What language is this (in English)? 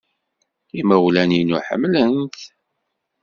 Kabyle